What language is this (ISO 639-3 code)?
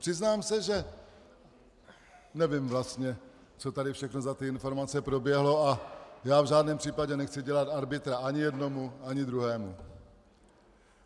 ces